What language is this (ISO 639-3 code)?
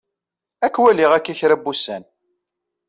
kab